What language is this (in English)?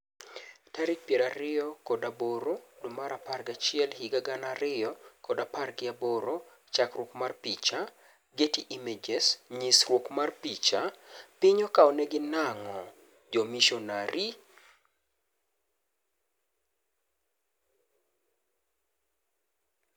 Luo (Kenya and Tanzania)